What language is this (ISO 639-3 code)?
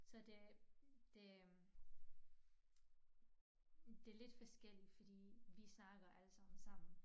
dan